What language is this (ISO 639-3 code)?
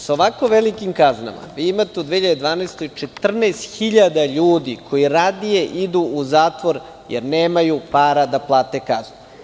srp